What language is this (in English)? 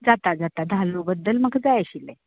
Konkani